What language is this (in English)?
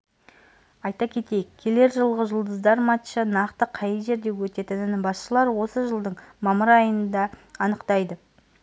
Kazakh